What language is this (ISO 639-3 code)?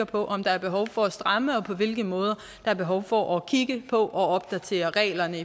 dan